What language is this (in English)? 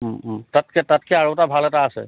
Assamese